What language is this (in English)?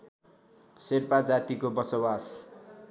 Nepali